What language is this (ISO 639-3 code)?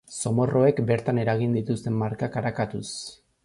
eus